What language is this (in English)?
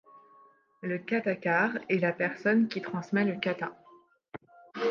French